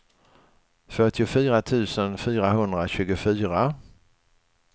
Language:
Swedish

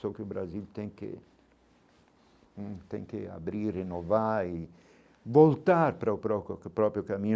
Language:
Portuguese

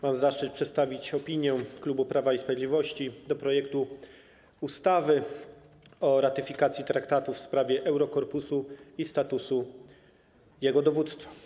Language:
Polish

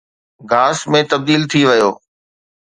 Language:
Sindhi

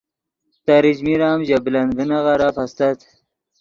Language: Yidgha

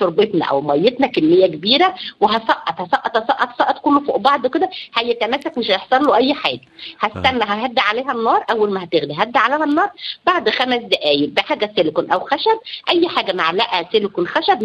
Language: Arabic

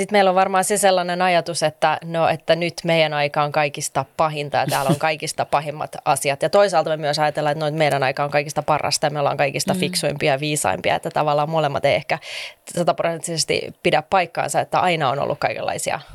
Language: Finnish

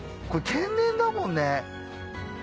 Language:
Japanese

